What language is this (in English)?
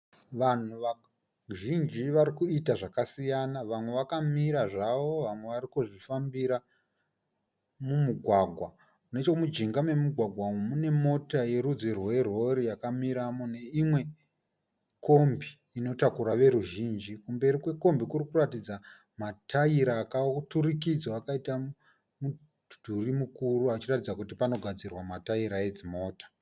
Shona